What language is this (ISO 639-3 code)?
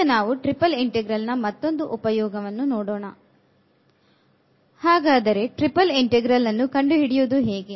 kan